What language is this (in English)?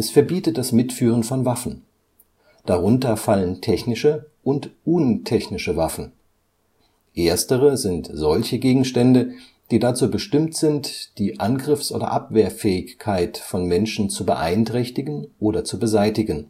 German